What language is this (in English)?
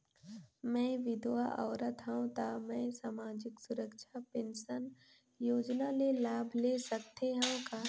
Chhattisgarhi